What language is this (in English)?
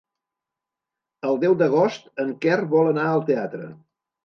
Catalan